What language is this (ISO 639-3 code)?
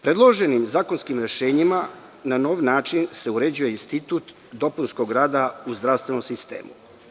srp